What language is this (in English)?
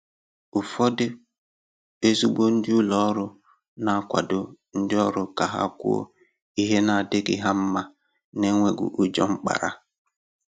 Igbo